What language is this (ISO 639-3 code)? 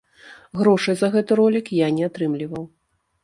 bel